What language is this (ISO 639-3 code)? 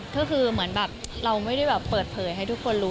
tha